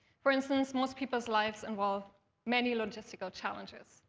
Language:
English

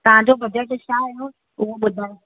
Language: Sindhi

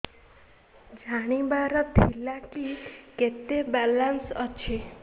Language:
Odia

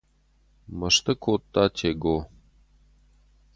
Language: Ossetic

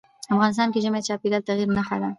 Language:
Pashto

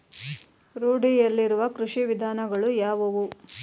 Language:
Kannada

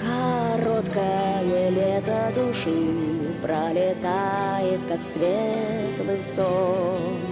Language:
Russian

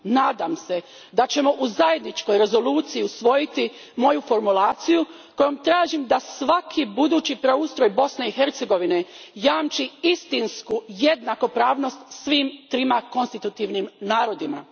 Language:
Croatian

